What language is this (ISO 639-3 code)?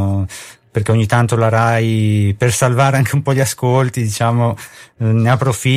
ita